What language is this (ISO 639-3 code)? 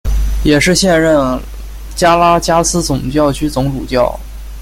zho